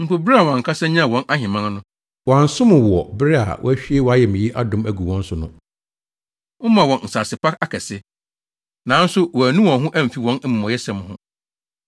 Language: Akan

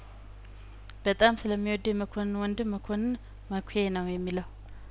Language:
Amharic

